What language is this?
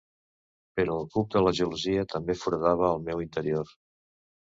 Catalan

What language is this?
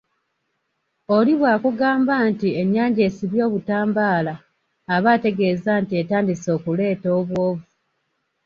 Ganda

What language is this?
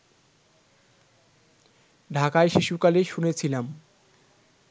Bangla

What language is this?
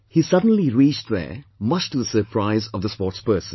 English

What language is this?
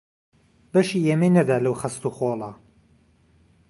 Central Kurdish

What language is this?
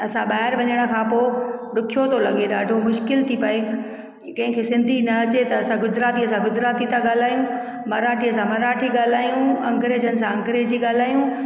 Sindhi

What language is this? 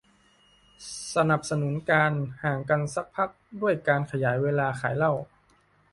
Thai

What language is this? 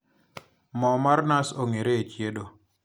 Luo (Kenya and Tanzania)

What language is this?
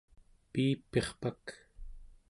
Central Yupik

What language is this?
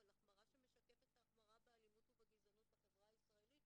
Hebrew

